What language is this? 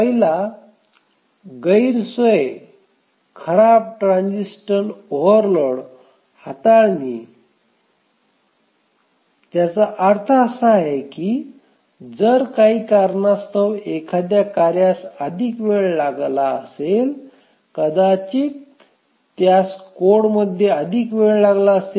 Marathi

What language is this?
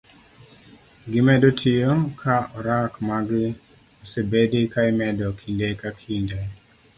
Luo (Kenya and Tanzania)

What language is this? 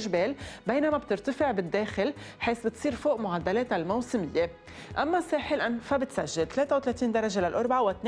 Arabic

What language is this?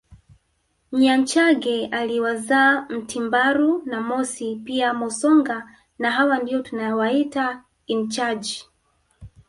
Swahili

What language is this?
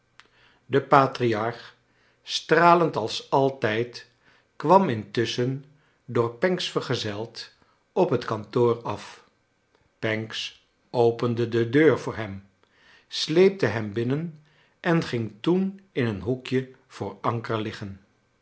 Dutch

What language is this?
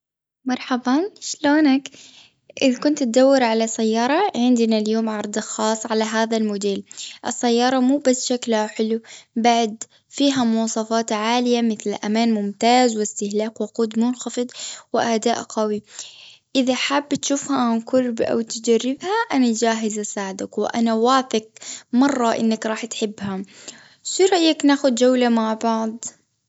Gulf Arabic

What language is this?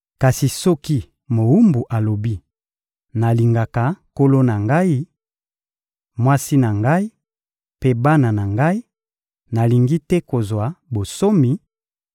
Lingala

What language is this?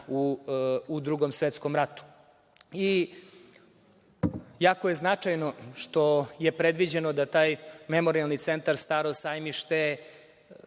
Serbian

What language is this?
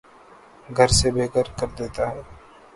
Urdu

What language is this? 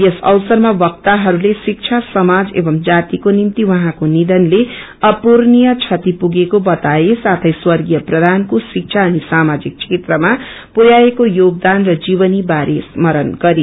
Nepali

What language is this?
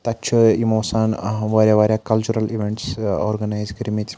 Kashmiri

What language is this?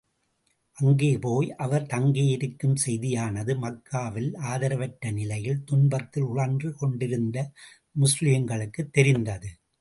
Tamil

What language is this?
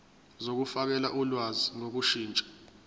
Zulu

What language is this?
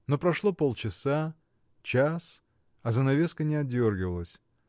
Russian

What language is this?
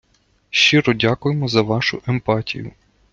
Ukrainian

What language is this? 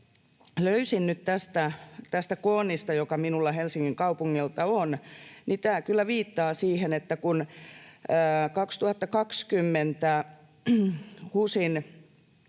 Finnish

